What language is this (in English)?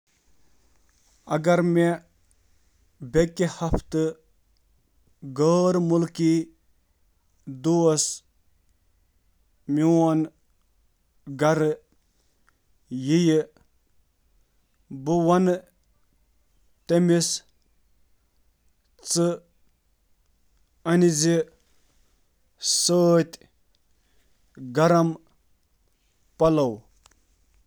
Kashmiri